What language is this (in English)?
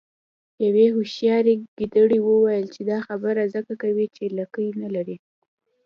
Pashto